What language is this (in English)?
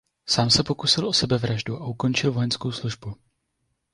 Czech